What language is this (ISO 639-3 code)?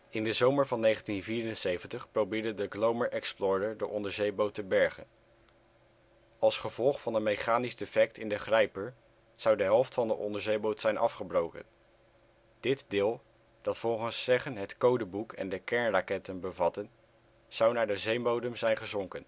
nld